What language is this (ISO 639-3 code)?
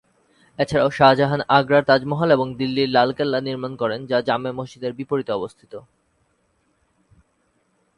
ben